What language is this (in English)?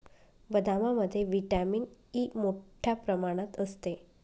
Marathi